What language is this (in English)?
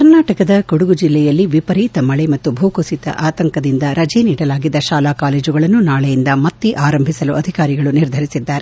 Kannada